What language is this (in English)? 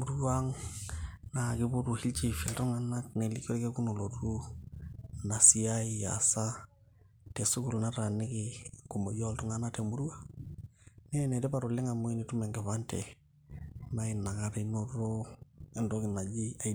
Masai